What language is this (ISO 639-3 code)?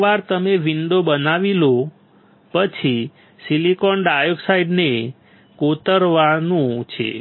guj